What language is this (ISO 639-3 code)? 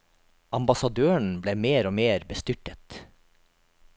nor